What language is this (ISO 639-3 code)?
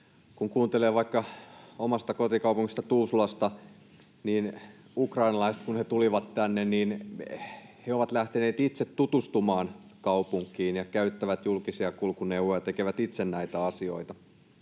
fin